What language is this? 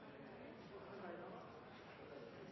Norwegian Bokmål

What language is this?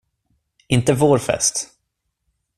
Swedish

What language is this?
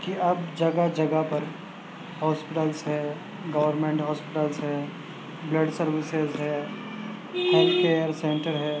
Urdu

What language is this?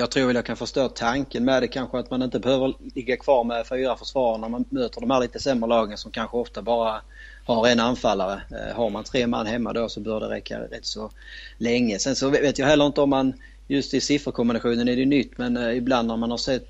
Swedish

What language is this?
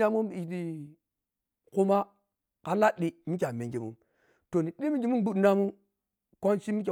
Piya-Kwonci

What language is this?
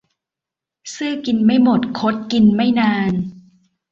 Thai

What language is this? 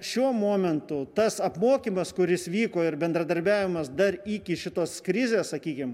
Lithuanian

